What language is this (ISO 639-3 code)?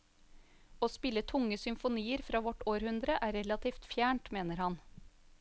nor